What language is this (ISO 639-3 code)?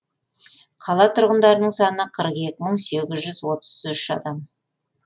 kaz